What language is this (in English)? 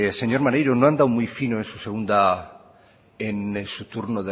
Spanish